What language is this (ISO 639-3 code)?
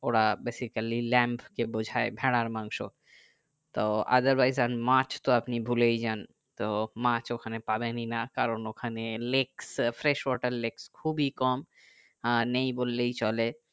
ben